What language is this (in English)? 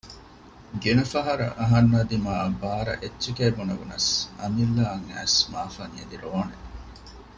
Divehi